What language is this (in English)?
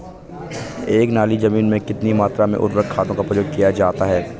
Hindi